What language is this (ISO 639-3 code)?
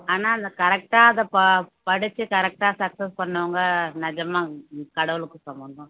tam